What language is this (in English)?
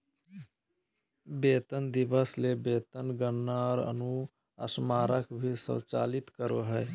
Magahi